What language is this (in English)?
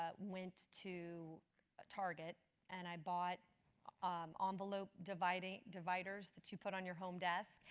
English